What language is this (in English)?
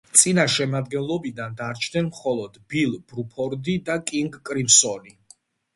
Georgian